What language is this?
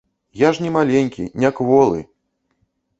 Belarusian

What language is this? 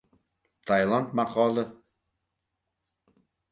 Uzbek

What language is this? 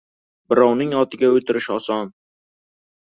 Uzbek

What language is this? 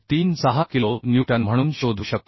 Marathi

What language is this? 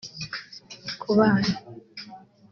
Kinyarwanda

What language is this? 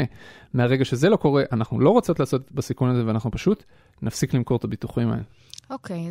Hebrew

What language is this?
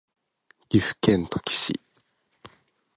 Japanese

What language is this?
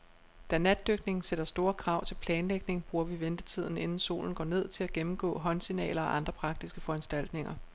Danish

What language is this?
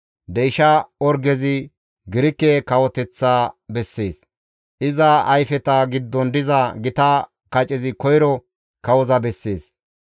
Gamo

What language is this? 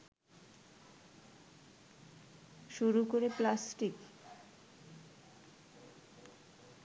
Bangla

